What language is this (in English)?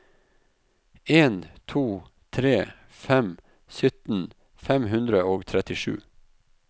Norwegian